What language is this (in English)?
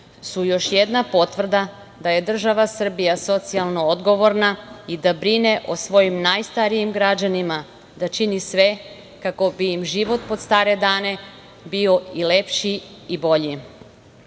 Serbian